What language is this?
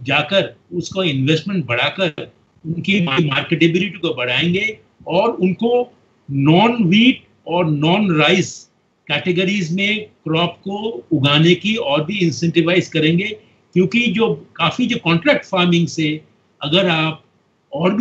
Hindi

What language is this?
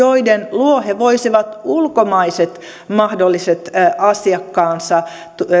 Finnish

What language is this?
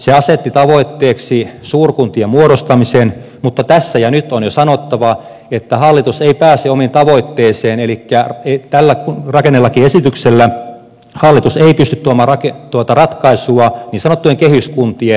Finnish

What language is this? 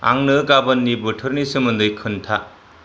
Bodo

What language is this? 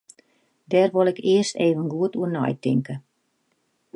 Western Frisian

